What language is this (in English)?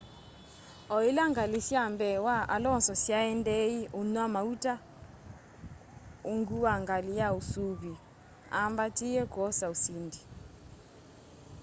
Kamba